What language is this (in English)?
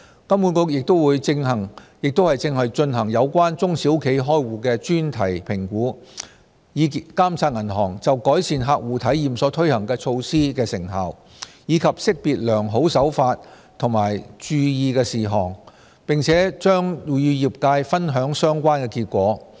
Cantonese